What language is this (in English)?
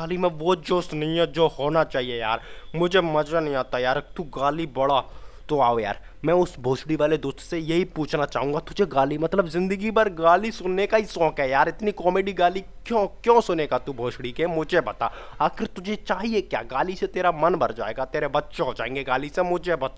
Hindi